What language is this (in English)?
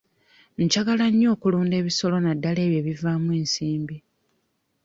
Ganda